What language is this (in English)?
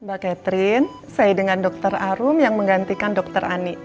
Indonesian